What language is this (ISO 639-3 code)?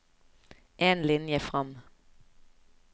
nor